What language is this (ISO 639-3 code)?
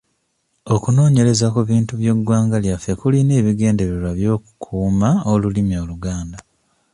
lug